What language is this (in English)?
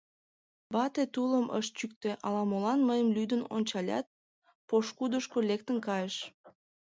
Mari